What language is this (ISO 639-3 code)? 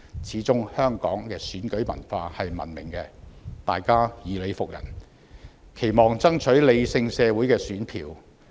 yue